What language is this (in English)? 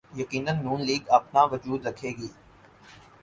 Urdu